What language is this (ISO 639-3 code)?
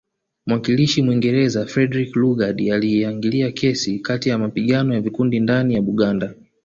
swa